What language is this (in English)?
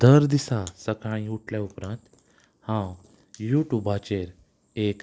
Konkani